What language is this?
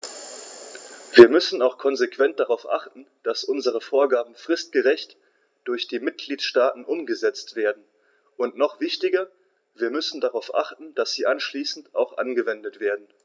German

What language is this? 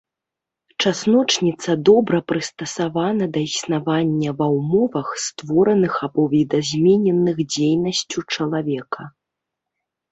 Belarusian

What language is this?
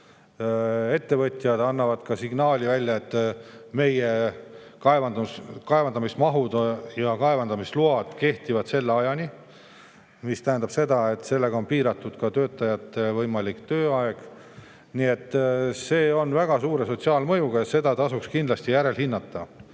Estonian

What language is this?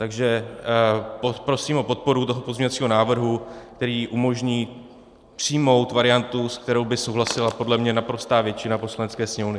Czech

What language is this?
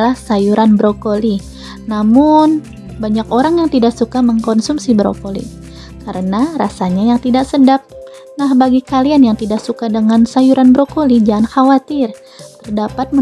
Indonesian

